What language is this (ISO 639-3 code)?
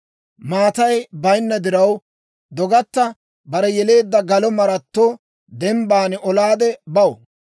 dwr